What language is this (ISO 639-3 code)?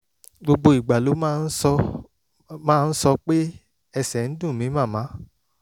yor